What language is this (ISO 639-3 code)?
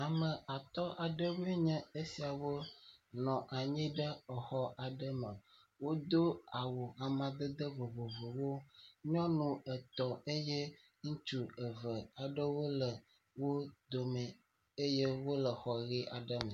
ewe